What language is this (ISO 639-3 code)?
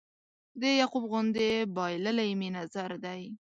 pus